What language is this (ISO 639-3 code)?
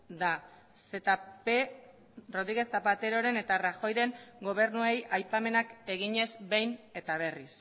eus